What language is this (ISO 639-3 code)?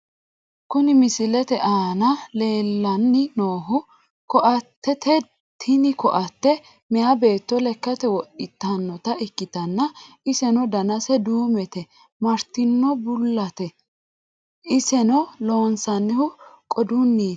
sid